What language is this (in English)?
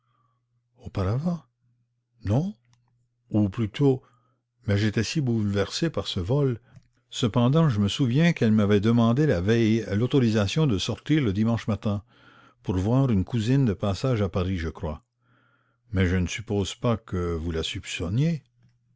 French